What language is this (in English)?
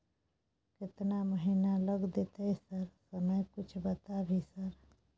Maithili